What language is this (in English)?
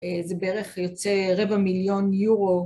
Hebrew